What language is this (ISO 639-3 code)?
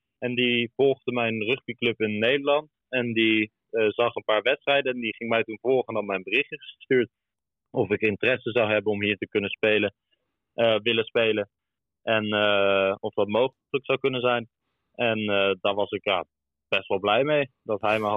nld